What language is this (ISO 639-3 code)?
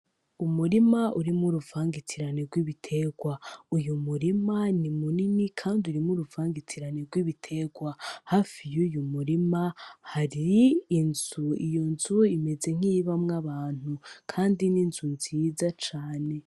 run